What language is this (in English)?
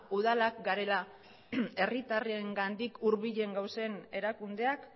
Basque